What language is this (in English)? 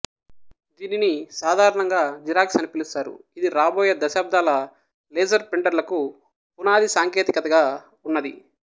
Telugu